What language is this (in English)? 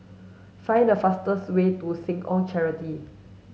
English